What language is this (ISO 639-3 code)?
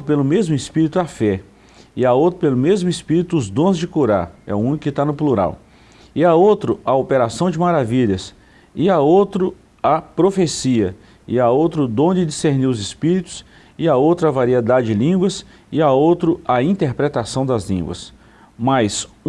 por